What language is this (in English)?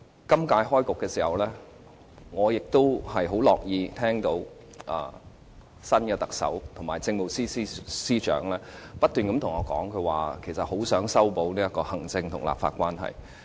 Cantonese